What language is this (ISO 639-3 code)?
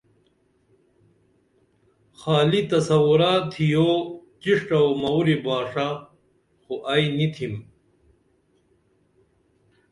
dml